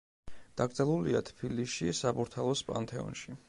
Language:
Georgian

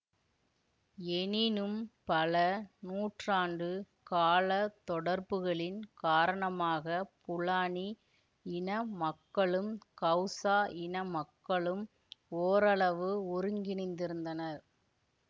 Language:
Tamil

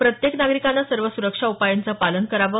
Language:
Marathi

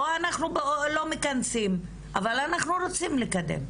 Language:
Hebrew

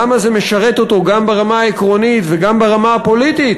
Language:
Hebrew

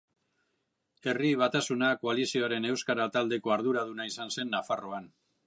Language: Basque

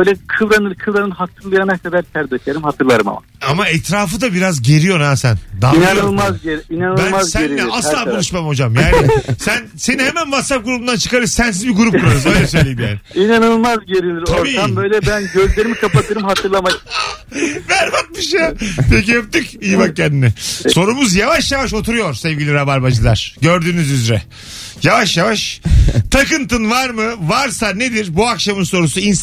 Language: Turkish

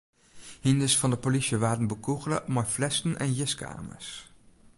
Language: Western Frisian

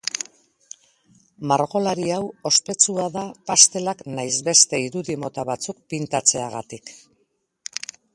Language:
Basque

